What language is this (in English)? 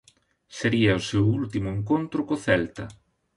Galician